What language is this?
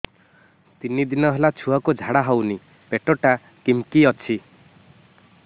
Odia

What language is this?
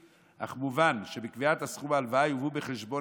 Hebrew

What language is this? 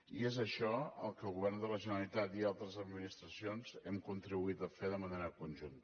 Catalan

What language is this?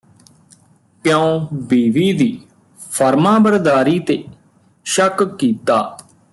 Punjabi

